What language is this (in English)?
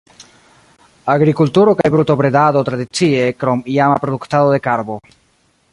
Esperanto